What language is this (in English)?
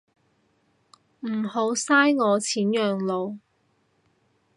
Cantonese